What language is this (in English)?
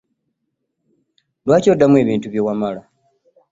Ganda